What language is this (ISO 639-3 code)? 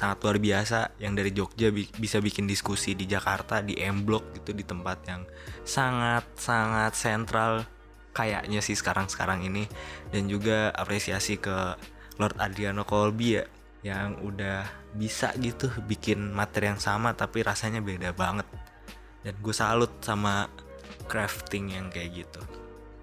ind